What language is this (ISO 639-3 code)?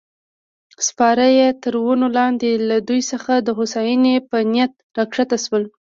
pus